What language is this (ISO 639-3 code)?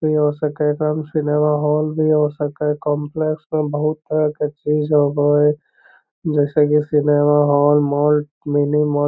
mag